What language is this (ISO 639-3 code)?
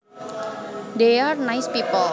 jav